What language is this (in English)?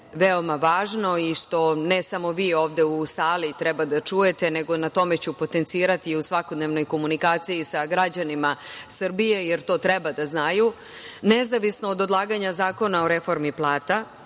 Serbian